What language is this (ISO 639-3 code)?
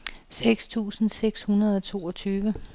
dan